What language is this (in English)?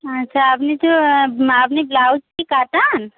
Bangla